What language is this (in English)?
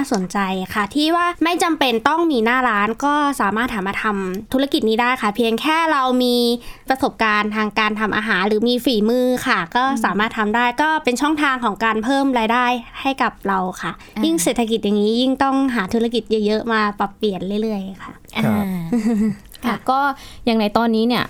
Thai